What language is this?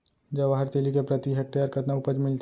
Chhattisgarhi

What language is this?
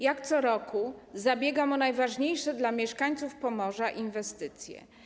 Polish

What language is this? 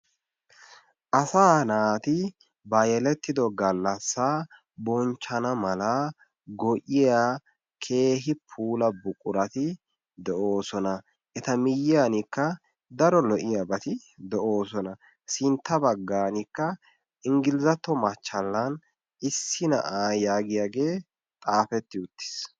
Wolaytta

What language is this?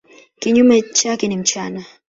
Swahili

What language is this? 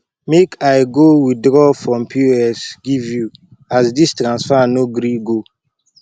Nigerian Pidgin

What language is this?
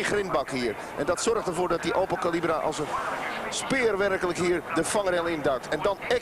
Dutch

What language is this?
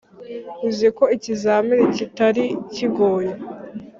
Kinyarwanda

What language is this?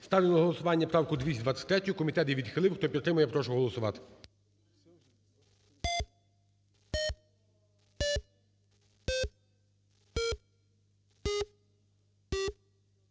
Ukrainian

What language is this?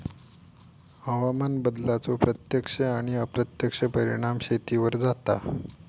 Marathi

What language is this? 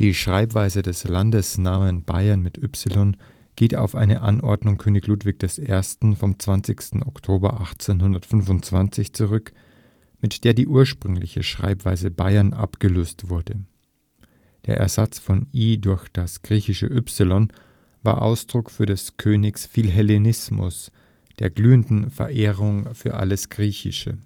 German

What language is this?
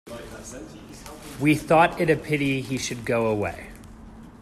English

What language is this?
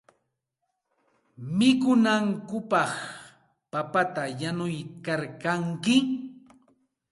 Santa Ana de Tusi Pasco Quechua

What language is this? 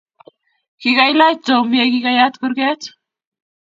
Kalenjin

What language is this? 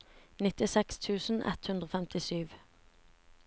Norwegian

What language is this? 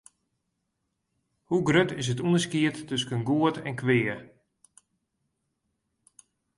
Western Frisian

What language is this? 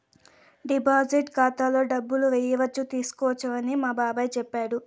Telugu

